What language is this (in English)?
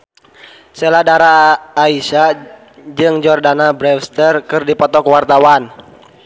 Sundanese